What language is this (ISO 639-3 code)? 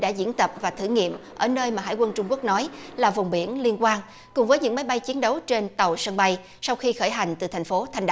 vie